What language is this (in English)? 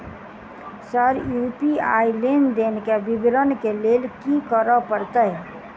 Maithili